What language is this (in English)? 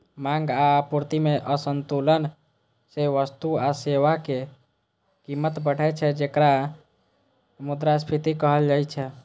Maithili